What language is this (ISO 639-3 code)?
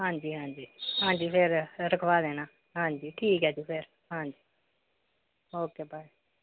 pan